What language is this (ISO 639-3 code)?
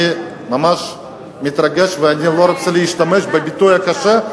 heb